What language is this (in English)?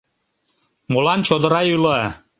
Mari